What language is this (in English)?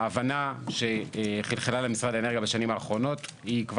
Hebrew